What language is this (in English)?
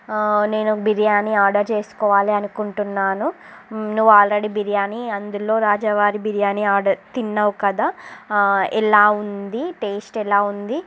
Telugu